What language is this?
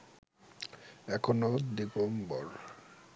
Bangla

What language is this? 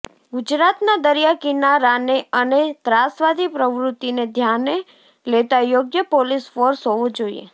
Gujarati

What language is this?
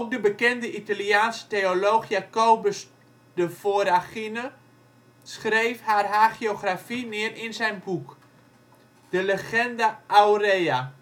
Dutch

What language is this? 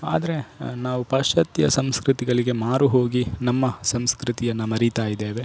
Kannada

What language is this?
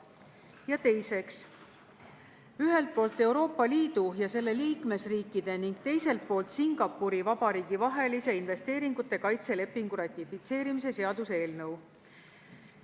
Estonian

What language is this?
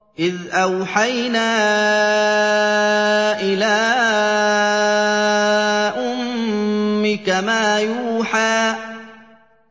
Arabic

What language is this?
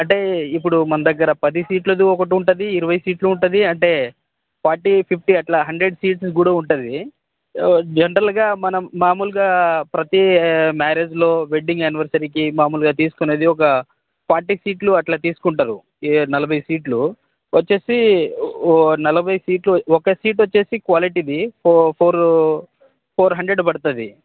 Telugu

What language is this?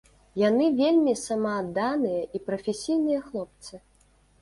Belarusian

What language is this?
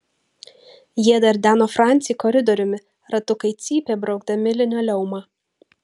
Lithuanian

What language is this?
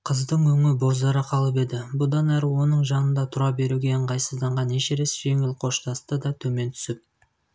Kazakh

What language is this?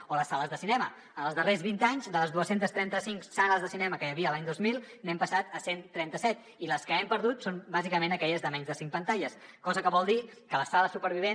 Catalan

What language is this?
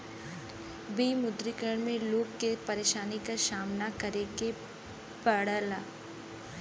Bhojpuri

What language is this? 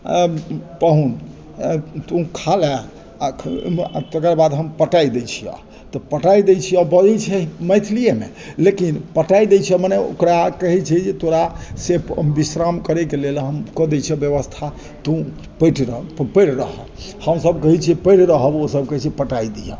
Maithili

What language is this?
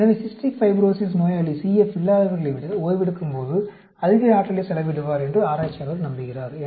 Tamil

